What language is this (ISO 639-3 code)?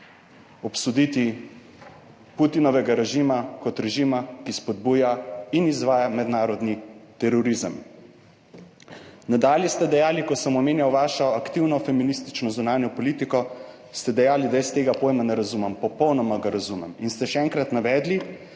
slv